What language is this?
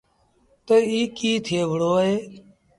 Sindhi Bhil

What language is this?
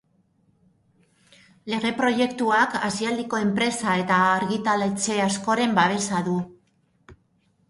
Basque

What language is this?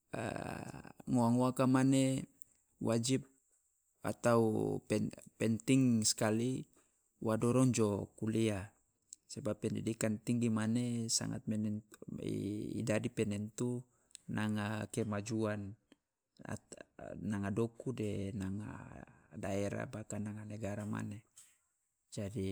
Loloda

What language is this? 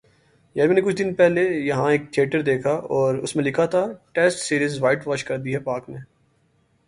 Urdu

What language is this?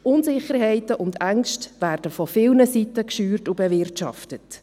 Swiss German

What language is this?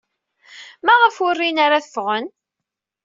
Kabyle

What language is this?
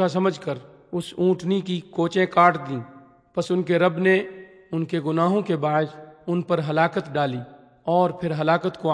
Urdu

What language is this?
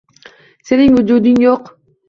Uzbek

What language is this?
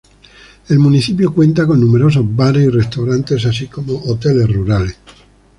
Spanish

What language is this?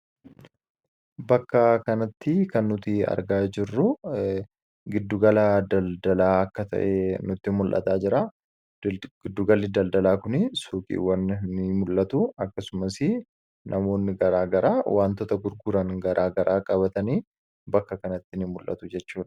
Oromo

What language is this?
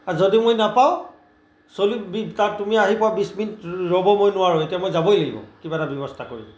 Assamese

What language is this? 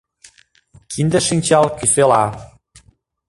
Mari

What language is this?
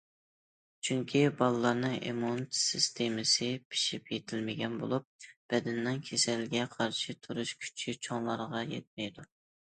Uyghur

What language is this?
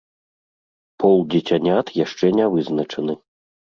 Belarusian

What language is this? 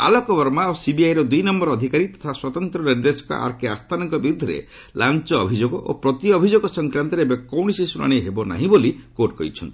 Odia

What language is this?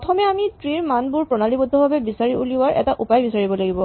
Assamese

